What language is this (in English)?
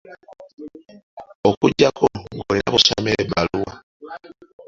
Ganda